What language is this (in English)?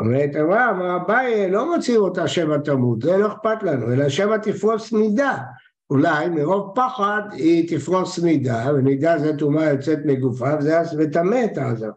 Hebrew